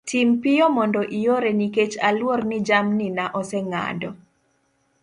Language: Luo (Kenya and Tanzania)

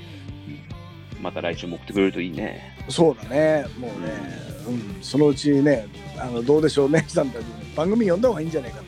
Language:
Japanese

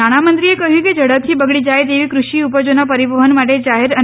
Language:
Gujarati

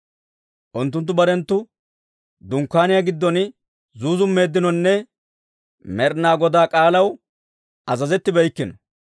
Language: Dawro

